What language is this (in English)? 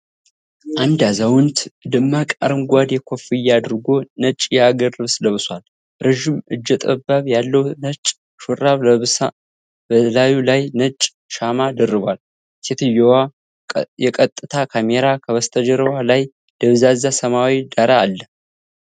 Amharic